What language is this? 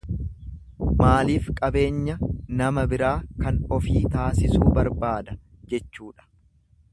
Oromo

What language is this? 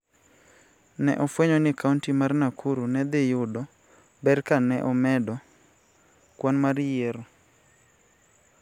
Luo (Kenya and Tanzania)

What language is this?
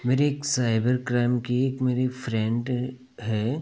Hindi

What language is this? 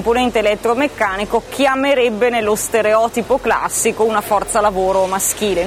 Italian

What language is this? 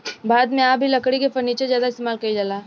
Bhojpuri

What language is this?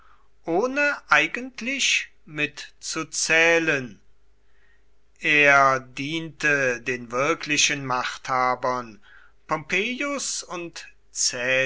German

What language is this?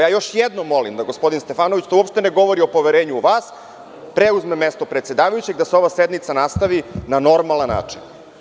Serbian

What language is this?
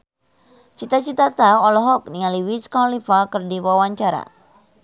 Sundanese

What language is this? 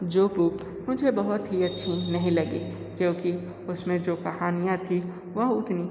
Hindi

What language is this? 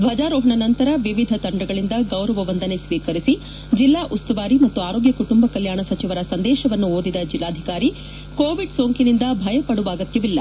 Kannada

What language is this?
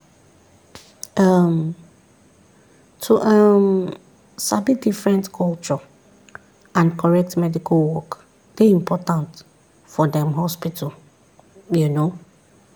Nigerian Pidgin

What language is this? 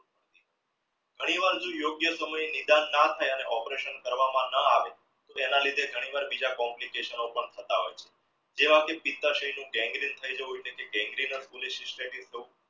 Gujarati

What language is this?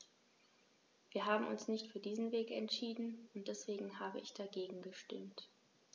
German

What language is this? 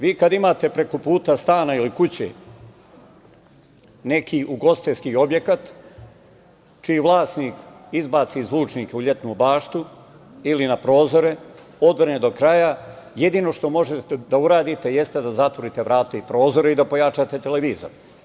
Serbian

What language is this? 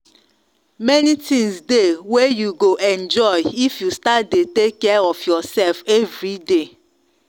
Nigerian Pidgin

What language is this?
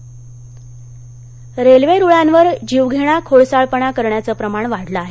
Marathi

